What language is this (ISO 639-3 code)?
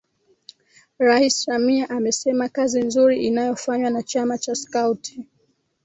swa